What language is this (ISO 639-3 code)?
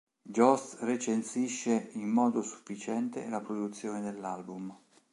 ita